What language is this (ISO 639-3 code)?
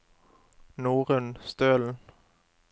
nor